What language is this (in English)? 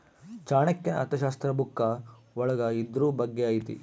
Kannada